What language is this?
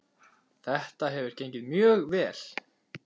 Icelandic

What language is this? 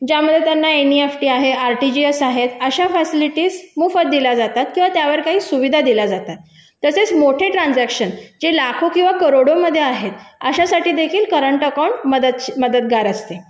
Marathi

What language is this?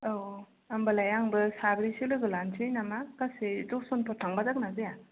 Bodo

